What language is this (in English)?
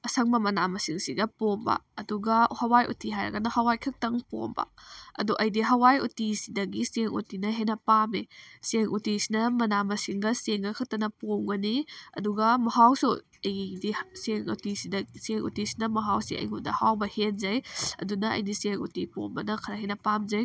Manipuri